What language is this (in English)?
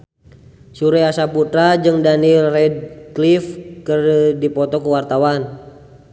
Sundanese